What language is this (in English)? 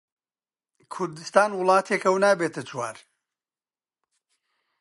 Central Kurdish